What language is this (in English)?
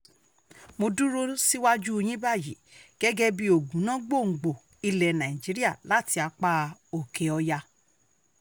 Yoruba